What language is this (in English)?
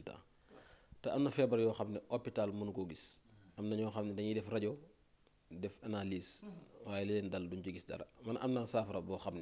Arabic